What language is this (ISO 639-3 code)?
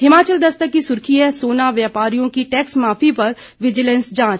hin